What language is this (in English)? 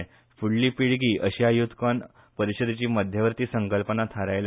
Konkani